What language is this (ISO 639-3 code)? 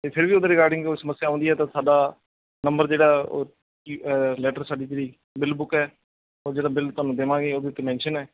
pan